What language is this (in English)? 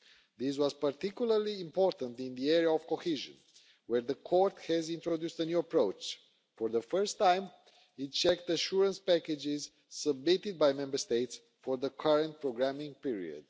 English